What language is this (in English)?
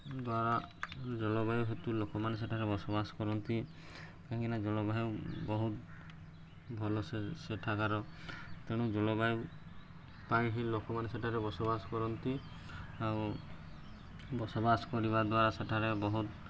Odia